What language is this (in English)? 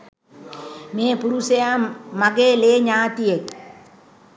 Sinhala